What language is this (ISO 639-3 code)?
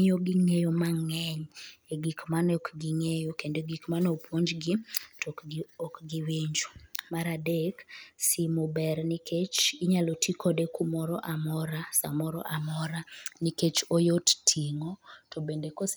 luo